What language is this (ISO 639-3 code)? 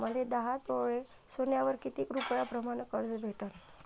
mar